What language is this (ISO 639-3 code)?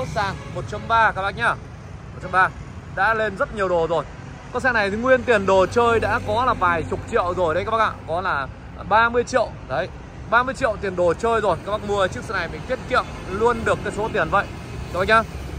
vie